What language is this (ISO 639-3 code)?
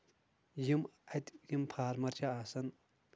kas